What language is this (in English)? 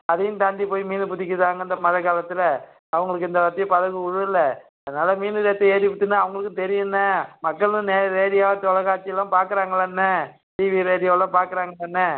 Tamil